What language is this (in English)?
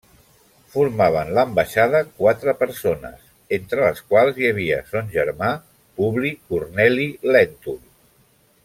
Catalan